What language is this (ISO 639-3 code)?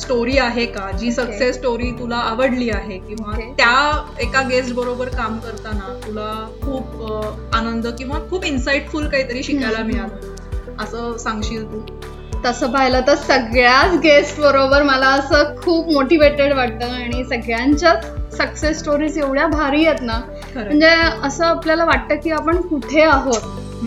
mar